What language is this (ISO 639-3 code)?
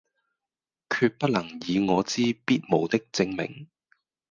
yue